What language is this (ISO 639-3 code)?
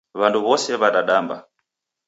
dav